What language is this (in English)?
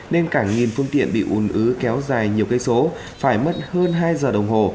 Vietnamese